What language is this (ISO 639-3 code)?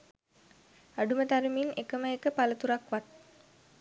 sin